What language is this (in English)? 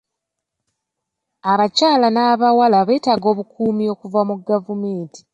Ganda